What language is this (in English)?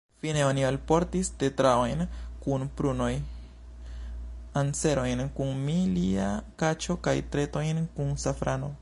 Esperanto